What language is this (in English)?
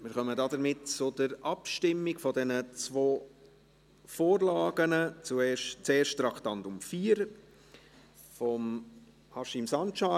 Swiss German